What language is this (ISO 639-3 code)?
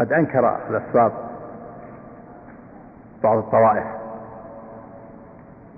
ara